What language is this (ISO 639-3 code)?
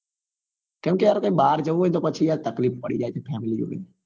guj